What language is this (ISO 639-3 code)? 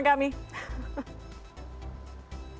ind